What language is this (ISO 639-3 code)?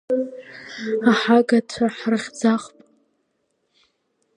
abk